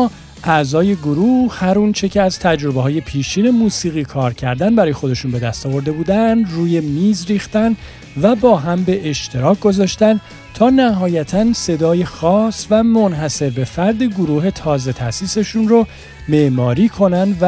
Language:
Persian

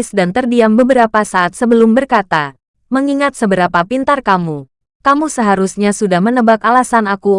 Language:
Indonesian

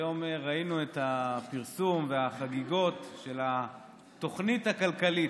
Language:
Hebrew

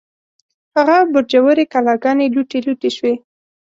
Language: Pashto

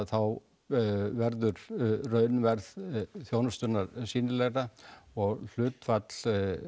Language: Icelandic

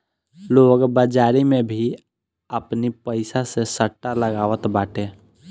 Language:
Bhojpuri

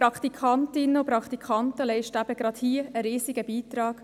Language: Swiss German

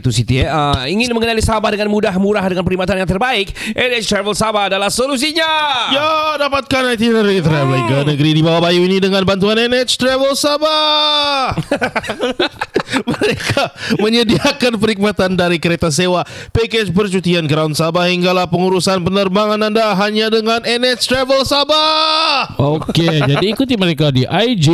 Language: Malay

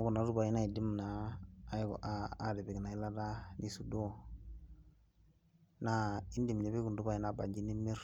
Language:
Masai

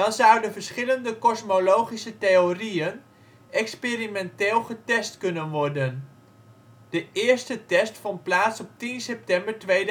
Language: Dutch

